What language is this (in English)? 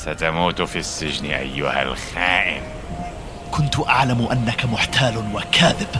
Arabic